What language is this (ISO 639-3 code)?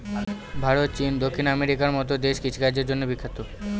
ben